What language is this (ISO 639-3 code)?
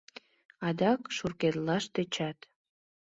chm